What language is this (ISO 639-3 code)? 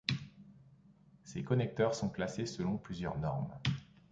fra